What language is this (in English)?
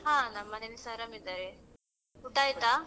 Kannada